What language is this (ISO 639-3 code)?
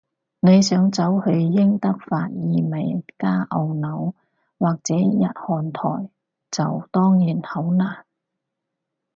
yue